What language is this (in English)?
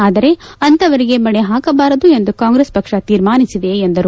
Kannada